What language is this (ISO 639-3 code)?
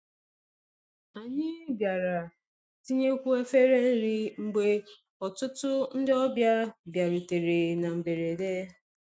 ibo